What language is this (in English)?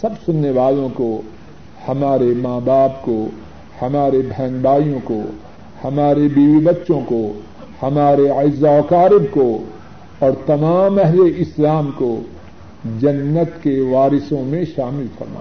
Urdu